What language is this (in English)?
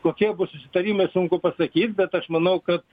Lithuanian